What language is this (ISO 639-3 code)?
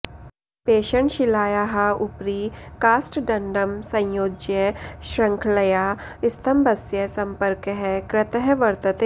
san